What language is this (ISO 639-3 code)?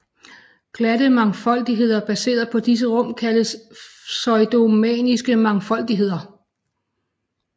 dan